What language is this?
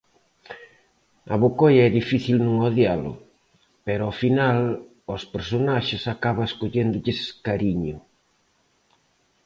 Galician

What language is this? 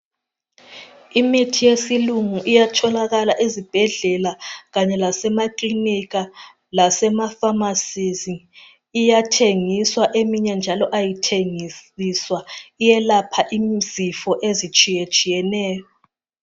North Ndebele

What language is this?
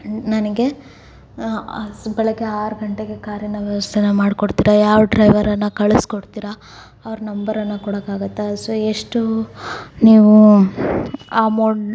Kannada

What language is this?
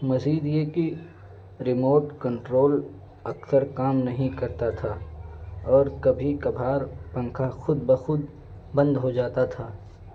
Urdu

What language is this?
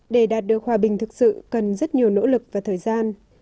Vietnamese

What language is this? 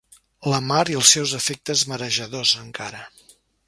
Catalan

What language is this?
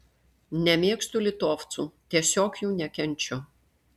Lithuanian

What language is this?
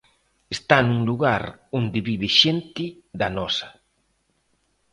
Galician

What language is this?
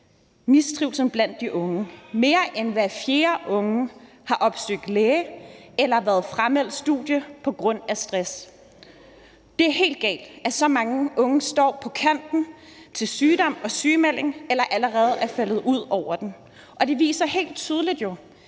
Danish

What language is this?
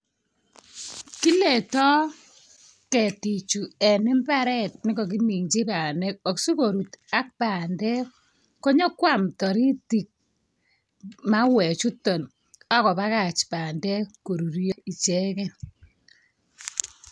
Kalenjin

